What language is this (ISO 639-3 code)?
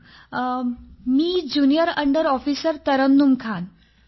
mar